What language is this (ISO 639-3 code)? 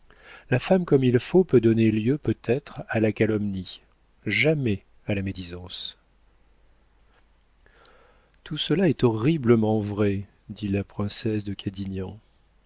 fra